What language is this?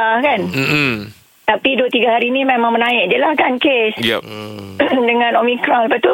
Malay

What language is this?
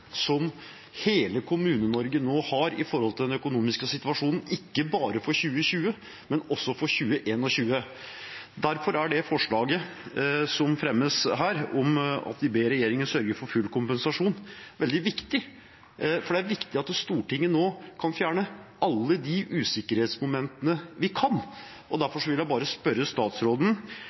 Norwegian Bokmål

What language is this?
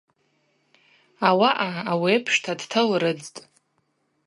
Abaza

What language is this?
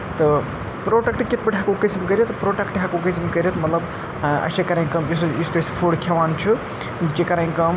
Kashmiri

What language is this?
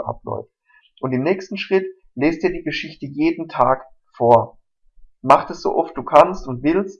German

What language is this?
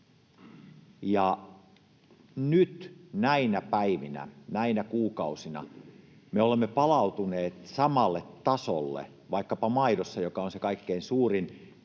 Finnish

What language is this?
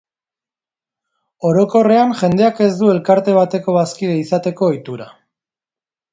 Basque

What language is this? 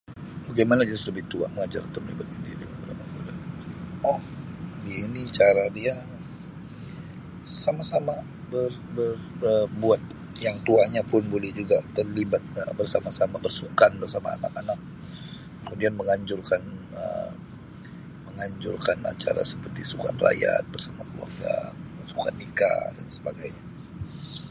Sabah Malay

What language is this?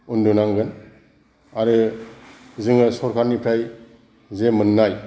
Bodo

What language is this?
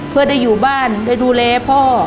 Thai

